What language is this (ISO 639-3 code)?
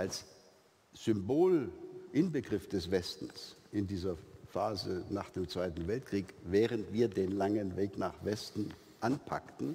deu